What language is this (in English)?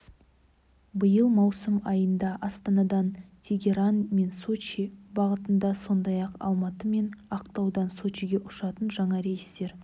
Kazakh